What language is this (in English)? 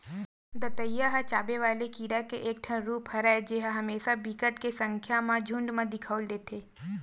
Chhattisgarhi